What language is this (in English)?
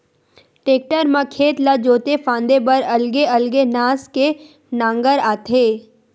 Chhattisgarhi